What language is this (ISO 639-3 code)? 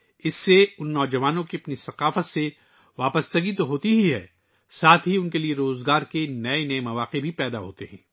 urd